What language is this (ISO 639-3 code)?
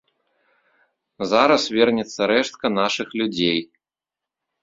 bel